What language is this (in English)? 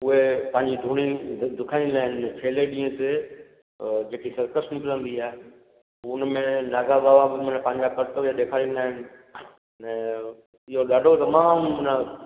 Sindhi